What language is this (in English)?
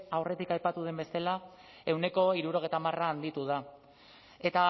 Basque